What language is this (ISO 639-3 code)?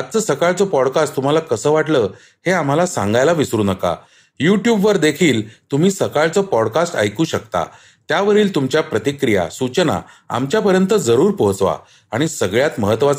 mar